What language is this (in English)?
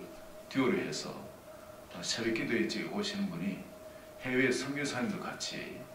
Korean